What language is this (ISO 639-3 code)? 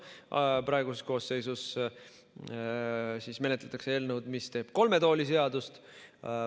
est